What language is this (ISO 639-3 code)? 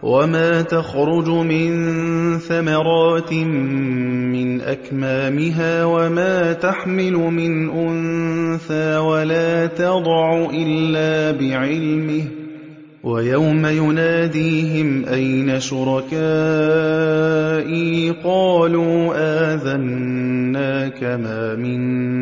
ara